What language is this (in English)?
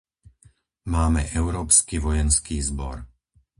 Slovak